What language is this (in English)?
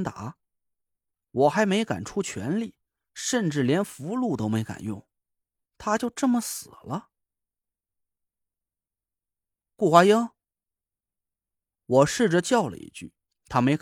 Chinese